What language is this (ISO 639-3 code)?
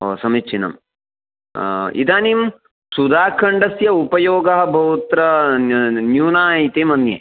san